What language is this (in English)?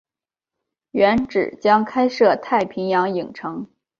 Chinese